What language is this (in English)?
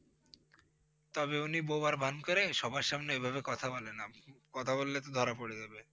Bangla